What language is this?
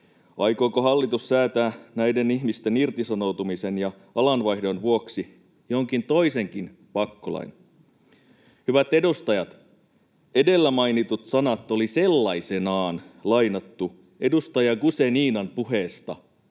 Finnish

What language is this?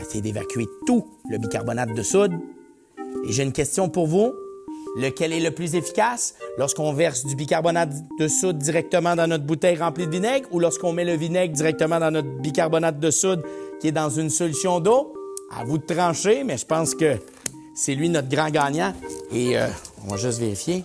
French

